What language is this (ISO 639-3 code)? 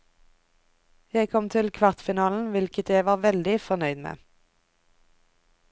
nor